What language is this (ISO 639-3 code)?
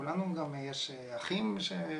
heb